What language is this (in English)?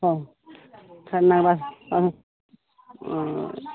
Maithili